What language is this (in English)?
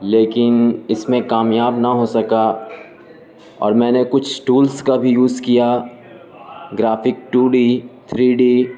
Urdu